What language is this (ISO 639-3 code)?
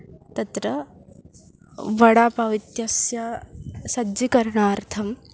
san